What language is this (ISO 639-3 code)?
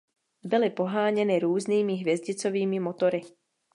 ces